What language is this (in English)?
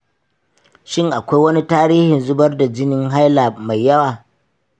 Hausa